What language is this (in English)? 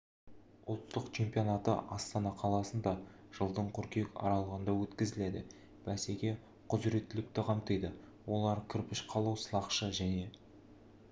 Kazakh